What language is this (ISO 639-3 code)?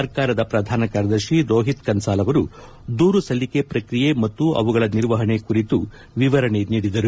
kan